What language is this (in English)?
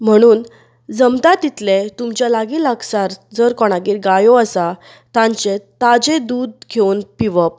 Konkani